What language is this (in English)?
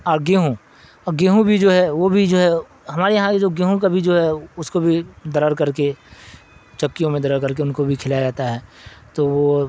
Urdu